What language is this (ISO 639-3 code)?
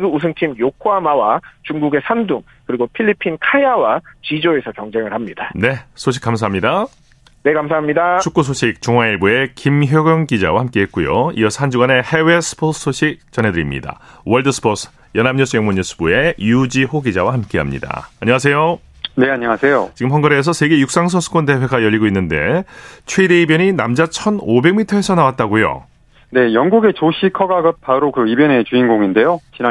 kor